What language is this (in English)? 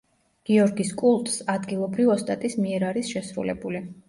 Georgian